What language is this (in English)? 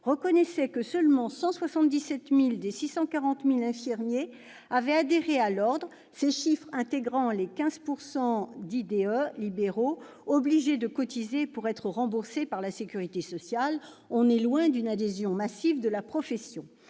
French